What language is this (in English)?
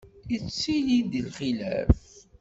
Kabyle